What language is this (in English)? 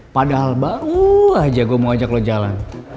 Indonesian